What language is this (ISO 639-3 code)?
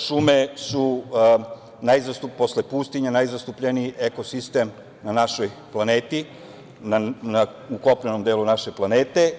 srp